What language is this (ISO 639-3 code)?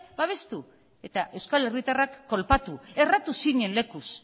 eus